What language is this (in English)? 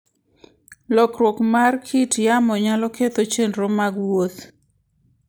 Luo (Kenya and Tanzania)